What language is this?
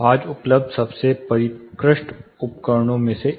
Hindi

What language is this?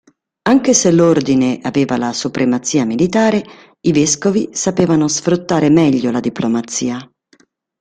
Italian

